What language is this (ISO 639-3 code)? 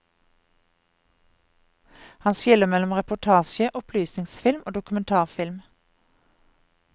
nor